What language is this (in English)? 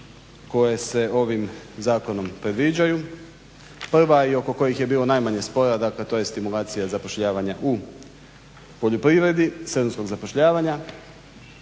Croatian